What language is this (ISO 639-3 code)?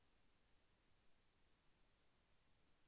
tel